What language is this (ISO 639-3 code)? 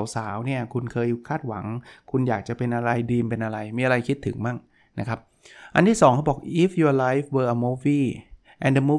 tha